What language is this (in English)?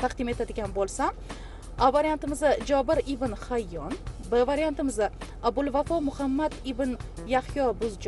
Turkish